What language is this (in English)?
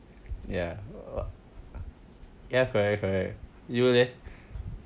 English